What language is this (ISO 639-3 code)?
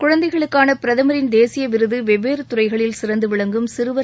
tam